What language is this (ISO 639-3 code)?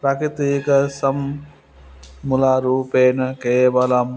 san